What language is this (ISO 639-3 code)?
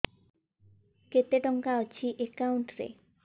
ori